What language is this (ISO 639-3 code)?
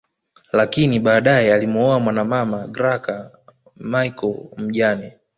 swa